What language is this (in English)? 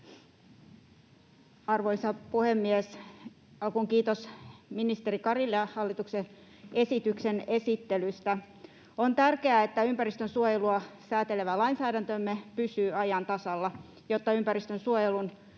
Finnish